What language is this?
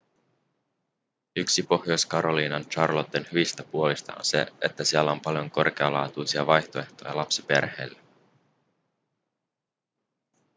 Finnish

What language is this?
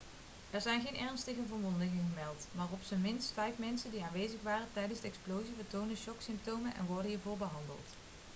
Dutch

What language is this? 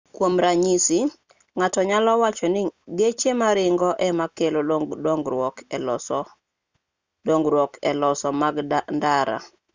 Luo (Kenya and Tanzania)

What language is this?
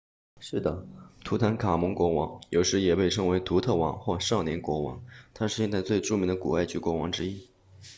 Chinese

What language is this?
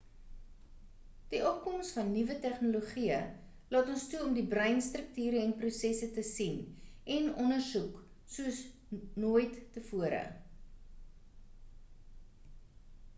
Afrikaans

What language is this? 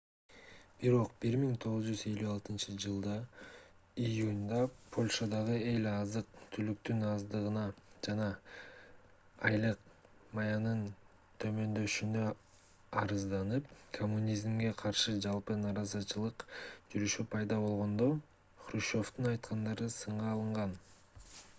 Kyrgyz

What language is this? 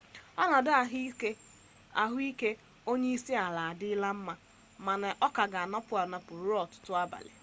Igbo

